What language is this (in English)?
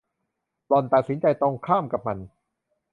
Thai